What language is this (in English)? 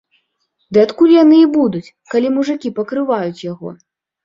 Belarusian